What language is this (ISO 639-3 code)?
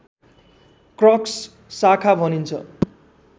nep